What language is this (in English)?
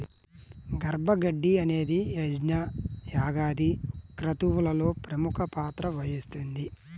Telugu